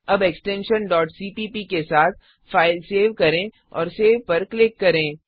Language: Hindi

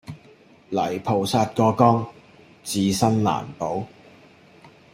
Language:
Cantonese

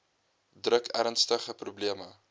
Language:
Afrikaans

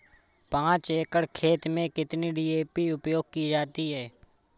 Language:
Hindi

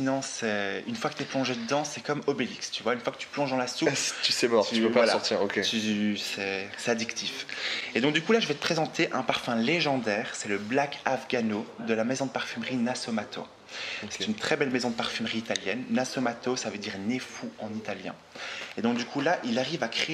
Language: French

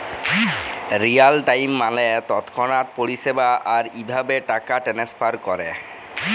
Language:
Bangla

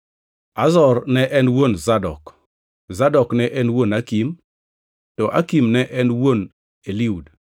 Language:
Luo (Kenya and Tanzania)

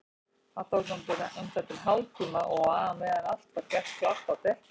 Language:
Icelandic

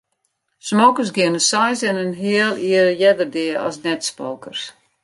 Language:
Western Frisian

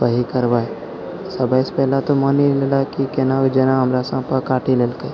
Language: Maithili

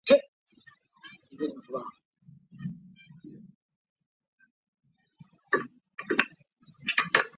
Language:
Chinese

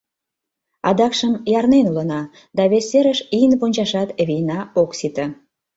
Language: Mari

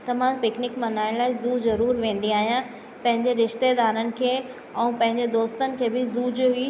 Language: Sindhi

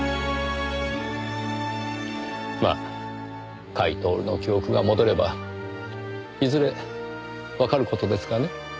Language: Japanese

